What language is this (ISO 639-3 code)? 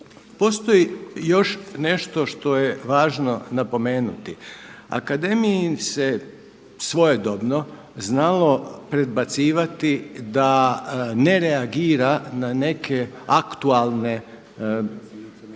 hrv